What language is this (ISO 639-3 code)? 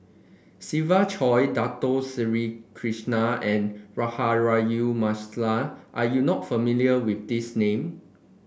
eng